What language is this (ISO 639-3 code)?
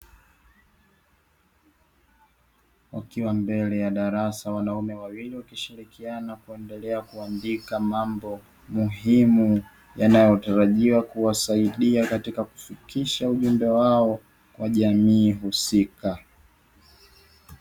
swa